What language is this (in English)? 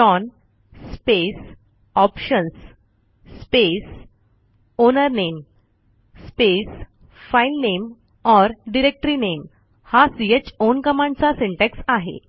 Marathi